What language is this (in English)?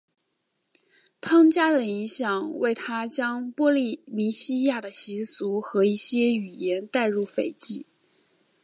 Chinese